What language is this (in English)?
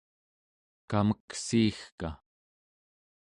Central Yupik